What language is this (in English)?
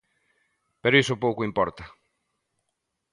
Galician